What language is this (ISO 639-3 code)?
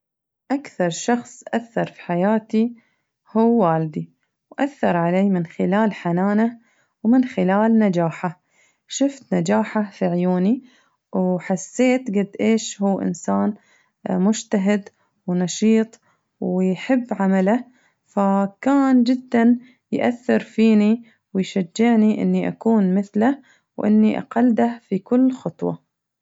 ars